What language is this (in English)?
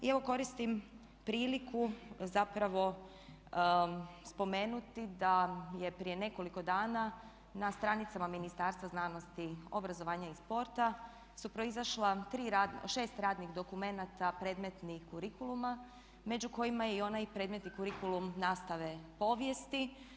Croatian